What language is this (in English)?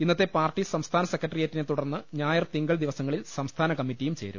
Malayalam